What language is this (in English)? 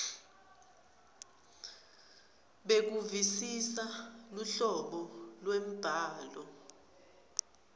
Swati